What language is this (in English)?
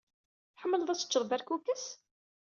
Kabyle